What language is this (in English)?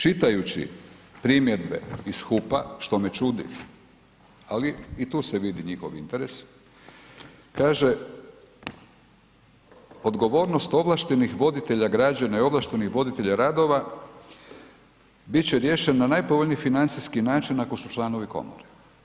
Croatian